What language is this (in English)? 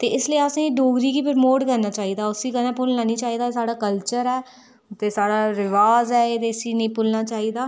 Dogri